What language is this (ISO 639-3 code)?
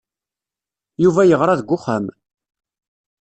kab